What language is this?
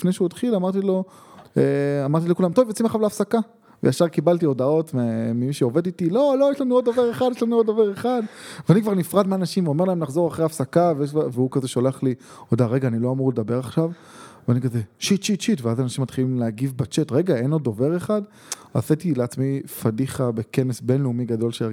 Hebrew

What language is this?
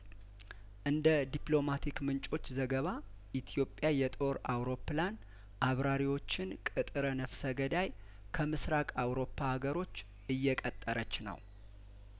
Amharic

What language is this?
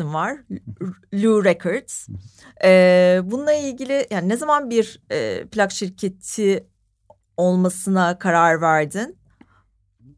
Turkish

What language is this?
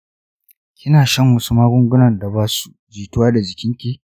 Hausa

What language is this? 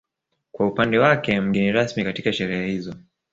Swahili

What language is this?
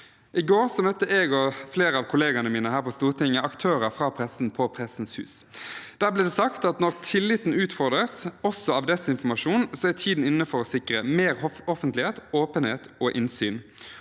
Norwegian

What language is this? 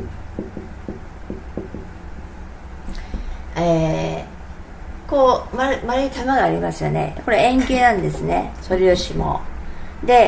Japanese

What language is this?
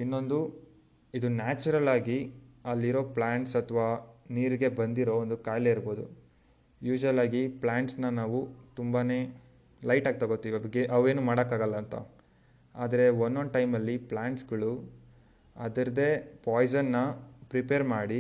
Kannada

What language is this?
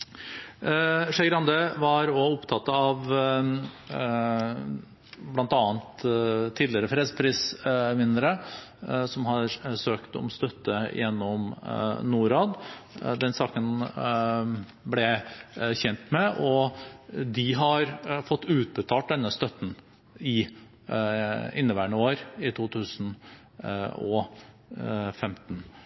Norwegian Bokmål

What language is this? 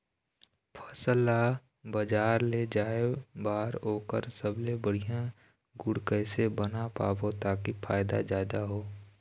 Chhattisgarhi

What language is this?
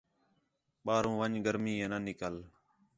Khetrani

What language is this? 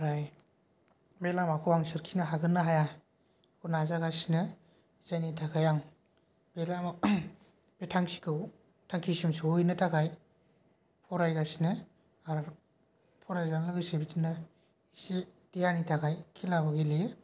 Bodo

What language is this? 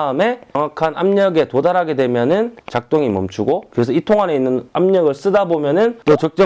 Korean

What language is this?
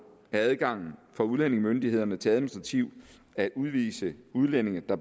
Danish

